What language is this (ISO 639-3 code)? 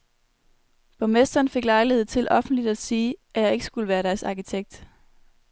dan